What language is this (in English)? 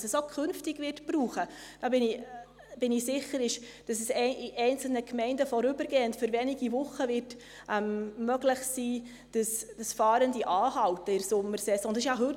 Swiss German